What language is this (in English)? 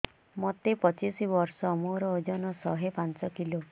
Odia